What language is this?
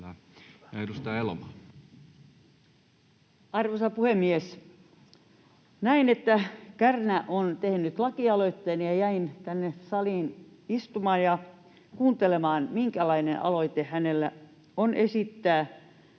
Finnish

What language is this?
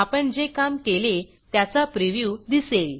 Marathi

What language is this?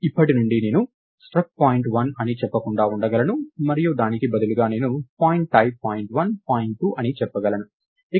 Telugu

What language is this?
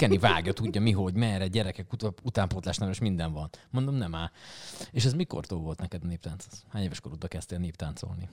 Hungarian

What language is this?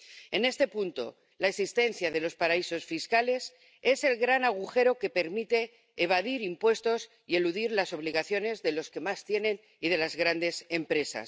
Spanish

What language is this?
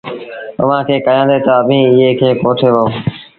Sindhi Bhil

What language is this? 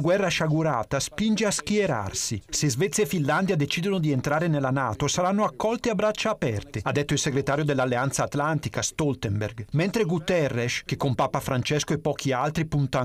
Italian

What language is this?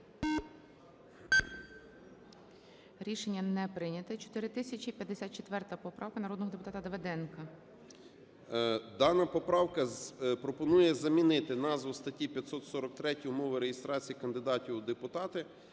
Ukrainian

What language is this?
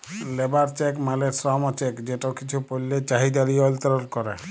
Bangla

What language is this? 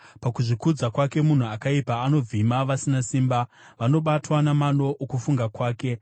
Shona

